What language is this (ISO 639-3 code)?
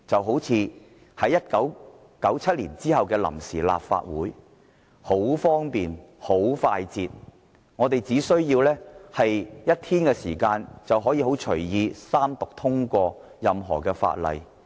yue